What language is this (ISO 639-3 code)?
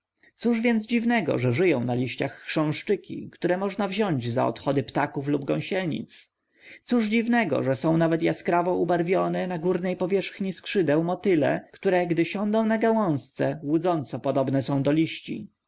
pol